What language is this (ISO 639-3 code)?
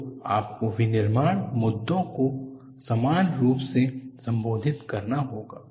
hin